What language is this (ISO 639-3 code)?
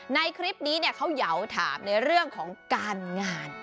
tha